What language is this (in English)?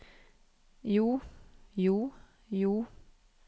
Norwegian